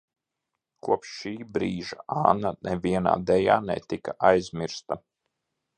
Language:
Latvian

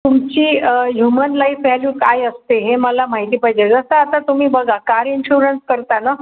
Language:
Marathi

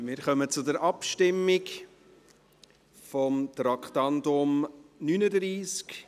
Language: Swiss German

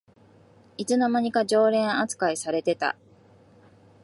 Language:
Japanese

